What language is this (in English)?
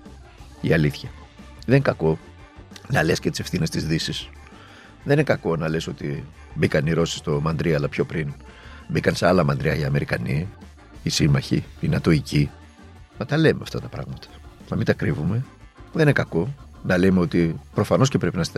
Greek